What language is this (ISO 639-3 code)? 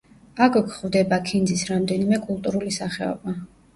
kat